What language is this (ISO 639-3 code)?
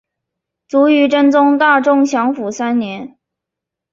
zho